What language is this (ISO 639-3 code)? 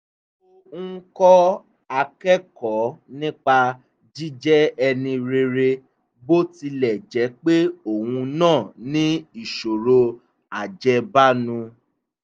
yor